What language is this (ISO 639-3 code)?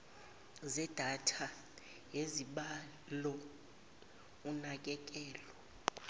zul